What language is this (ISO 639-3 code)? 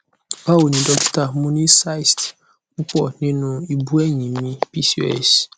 yor